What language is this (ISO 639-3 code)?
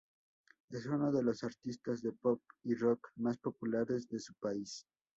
spa